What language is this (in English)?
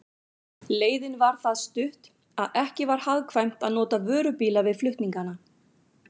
Icelandic